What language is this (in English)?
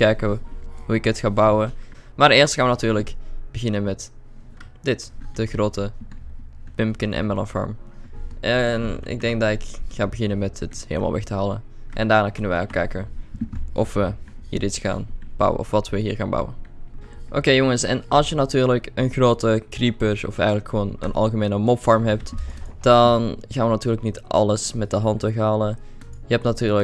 Dutch